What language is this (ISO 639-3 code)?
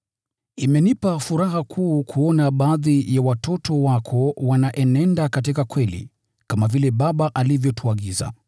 swa